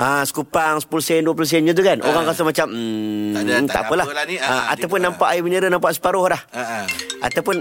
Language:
Malay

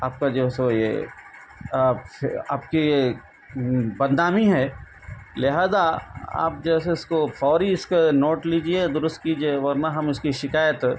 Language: Urdu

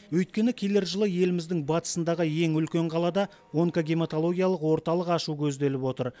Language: Kazakh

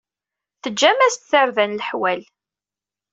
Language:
Kabyle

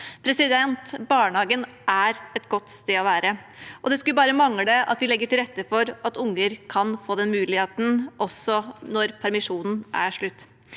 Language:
Norwegian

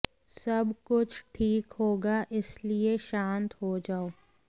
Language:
Hindi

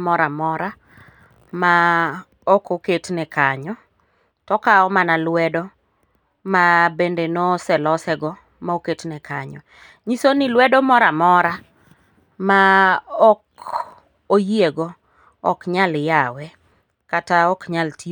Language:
Luo (Kenya and Tanzania)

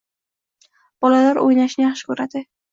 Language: Uzbek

